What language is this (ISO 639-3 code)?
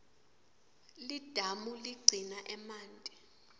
ssw